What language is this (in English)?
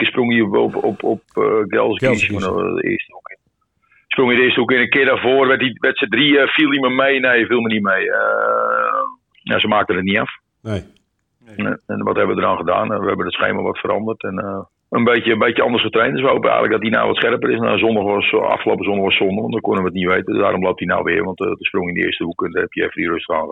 Dutch